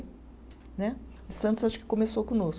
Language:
Portuguese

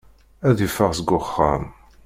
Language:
Kabyle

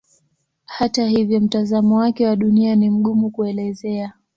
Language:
Swahili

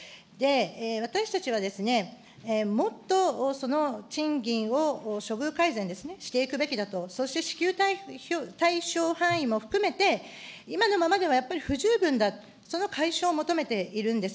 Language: Japanese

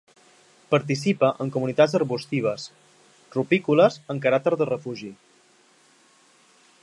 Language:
Catalan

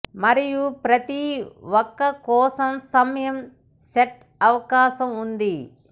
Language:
Telugu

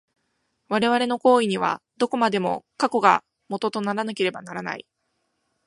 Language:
Japanese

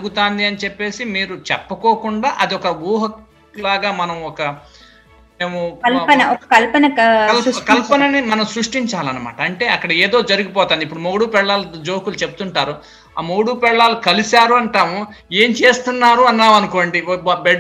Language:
Telugu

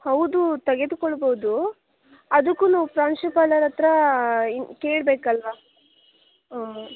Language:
Kannada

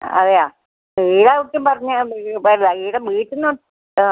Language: Malayalam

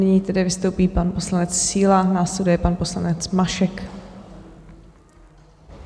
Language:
Czech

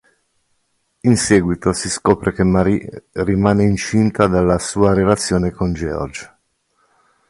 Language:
Italian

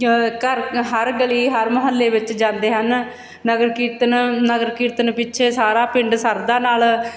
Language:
Punjabi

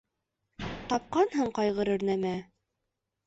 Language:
Bashkir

